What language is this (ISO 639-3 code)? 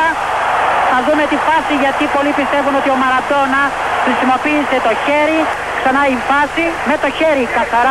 ell